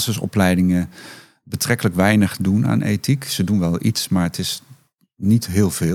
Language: Dutch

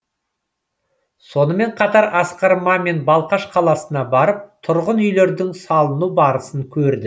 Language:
Kazakh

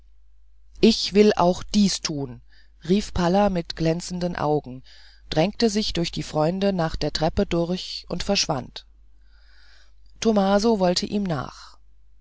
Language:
German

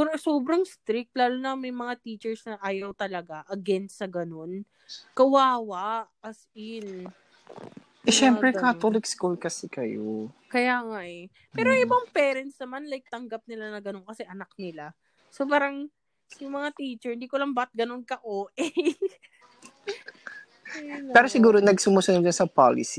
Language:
Filipino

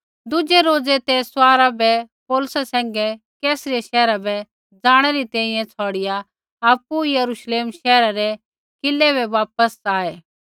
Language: Kullu Pahari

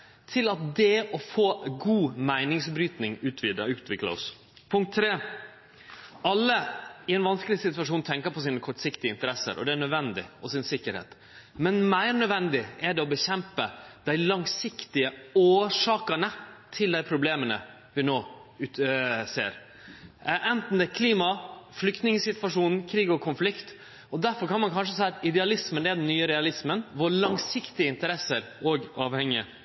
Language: Norwegian Nynorsk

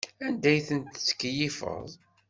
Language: Kabyle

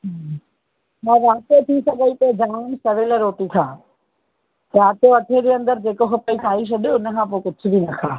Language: Sindhi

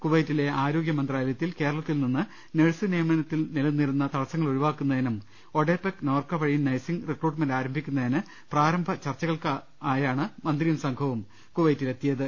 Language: Malayalam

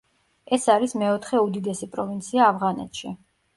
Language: Georgian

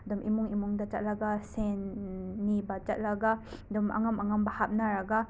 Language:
Manipuri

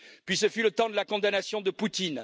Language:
French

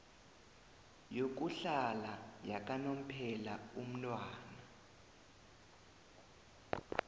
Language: South Ndebele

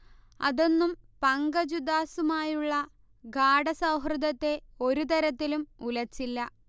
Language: Malayalam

